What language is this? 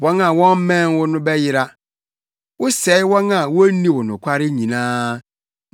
Akan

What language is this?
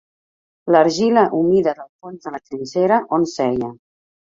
Catalan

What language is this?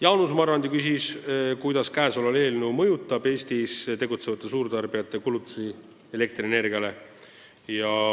Estonian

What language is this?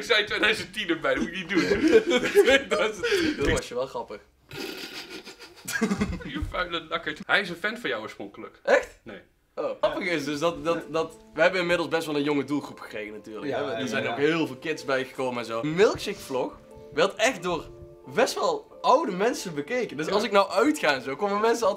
Dutch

